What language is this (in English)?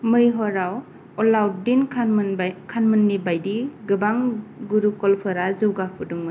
Bodo